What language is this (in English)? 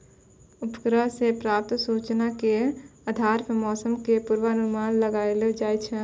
Maithili